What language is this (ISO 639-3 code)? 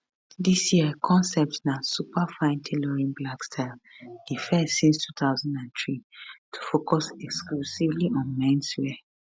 pcm